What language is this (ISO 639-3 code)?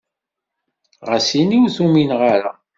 kab